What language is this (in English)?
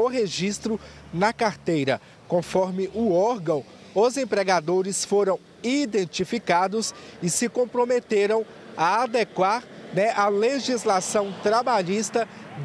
Portuguese